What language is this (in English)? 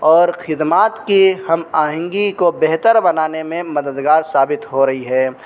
Urdu